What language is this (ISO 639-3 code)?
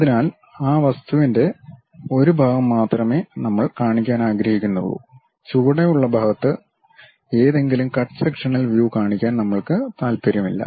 mal